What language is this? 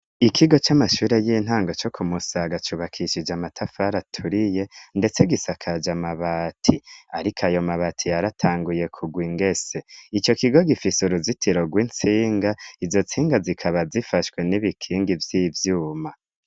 Rundi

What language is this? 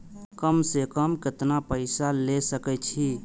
Maithili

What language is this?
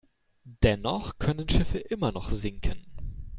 German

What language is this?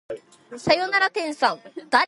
Japanese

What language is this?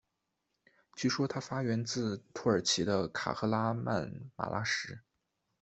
Chinese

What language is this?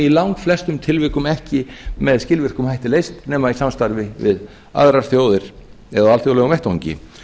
Icelandic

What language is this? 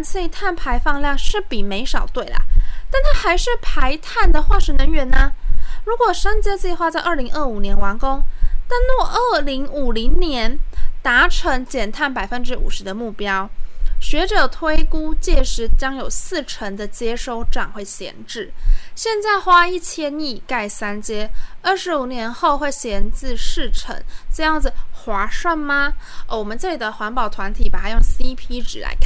Chinese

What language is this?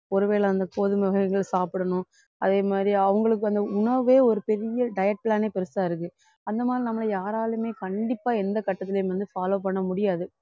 Tamil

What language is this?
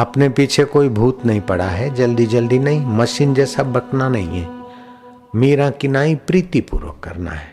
Hindi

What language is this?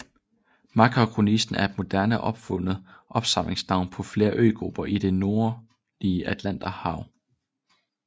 Danish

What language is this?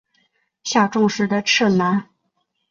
Chinese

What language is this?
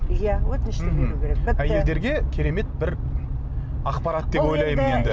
Kazakh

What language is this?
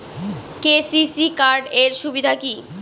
Bangla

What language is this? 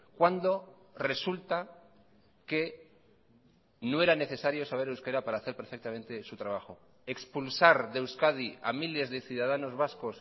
Spanish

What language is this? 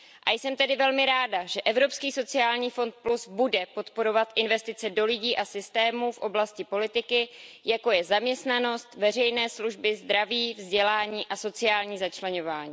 Czech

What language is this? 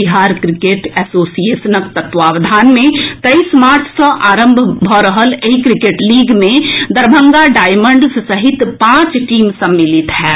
Maithili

